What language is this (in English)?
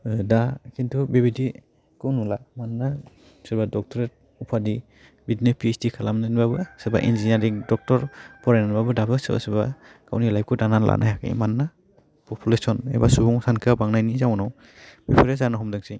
Bodo